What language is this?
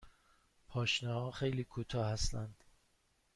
Persian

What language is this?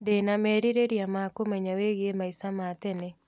Kikuyu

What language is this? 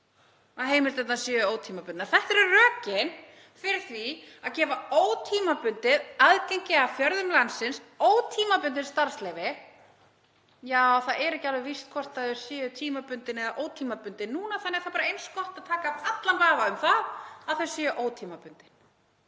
Icelandic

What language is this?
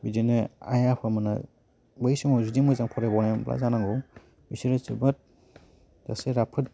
Bodo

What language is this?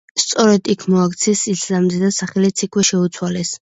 Georgian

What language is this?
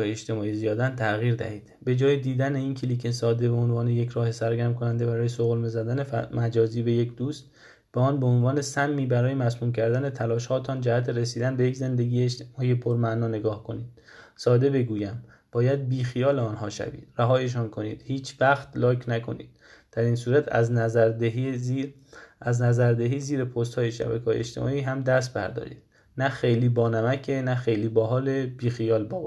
Persian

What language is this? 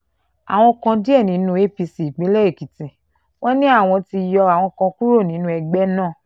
Yoruba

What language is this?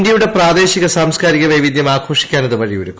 Malayalam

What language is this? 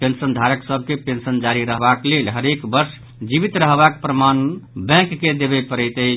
Maithili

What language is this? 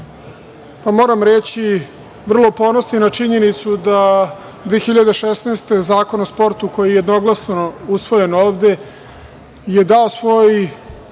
Serbian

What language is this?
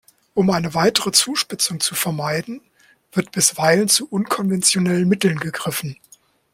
German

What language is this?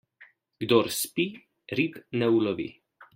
Slovenian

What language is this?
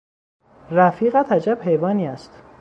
Persian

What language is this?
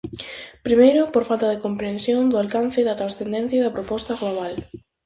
Galician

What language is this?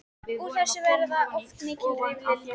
Icelandic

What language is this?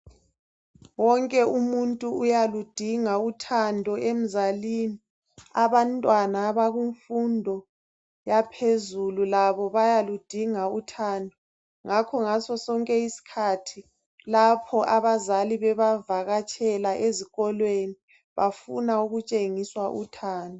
North Ndebele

